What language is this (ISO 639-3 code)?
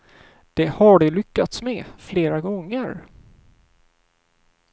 swe